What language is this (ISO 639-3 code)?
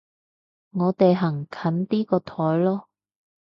yue